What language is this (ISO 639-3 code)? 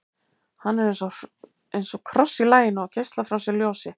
isl